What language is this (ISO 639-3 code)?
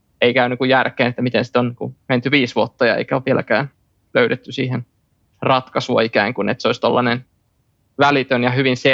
fin